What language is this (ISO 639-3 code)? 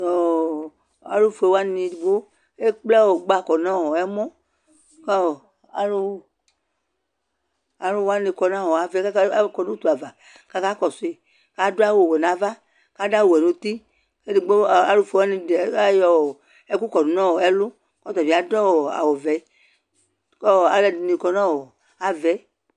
kpo